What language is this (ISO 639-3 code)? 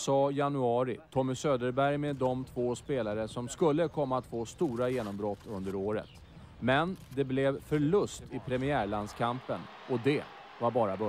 swe